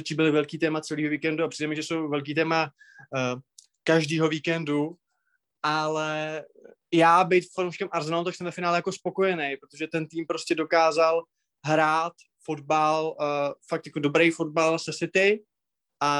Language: Czech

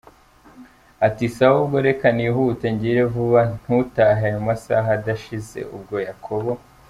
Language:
Kinyarwanda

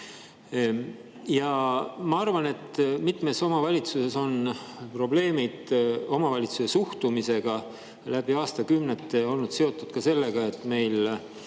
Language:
Estonian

